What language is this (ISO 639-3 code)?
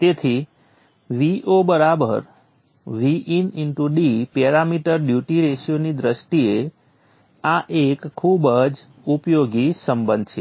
guj